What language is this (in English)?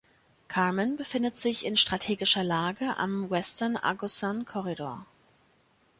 German